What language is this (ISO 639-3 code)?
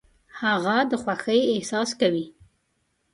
pus